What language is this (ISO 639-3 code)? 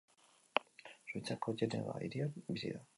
eus